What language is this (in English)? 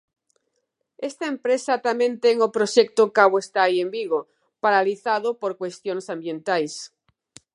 Galician